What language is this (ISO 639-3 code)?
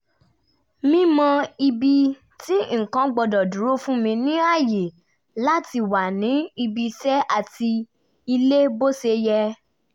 yor